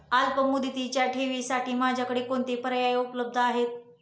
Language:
Marathi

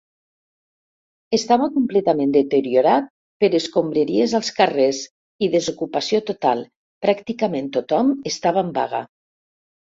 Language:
Catalan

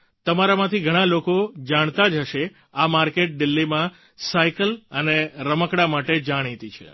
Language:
Gujarati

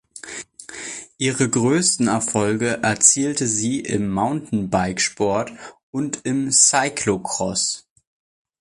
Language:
German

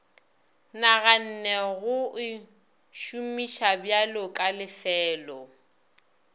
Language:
Northern Sotho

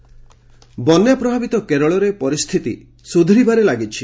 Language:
Odia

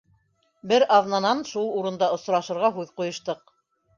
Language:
Bashkir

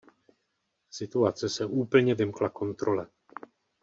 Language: Czech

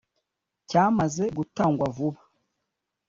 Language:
Kinyarwanda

